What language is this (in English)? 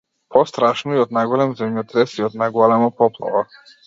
Macedonian